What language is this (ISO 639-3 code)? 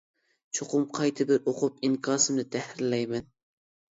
uig